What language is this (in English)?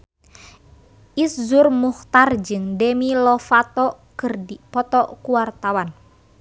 Sundanese